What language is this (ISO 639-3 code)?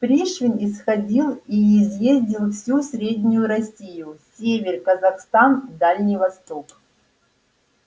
rus